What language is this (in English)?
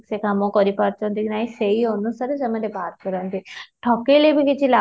Odia